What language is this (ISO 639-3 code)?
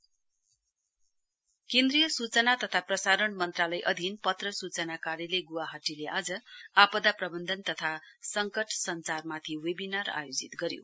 nep